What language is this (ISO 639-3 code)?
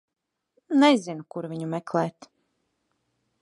lav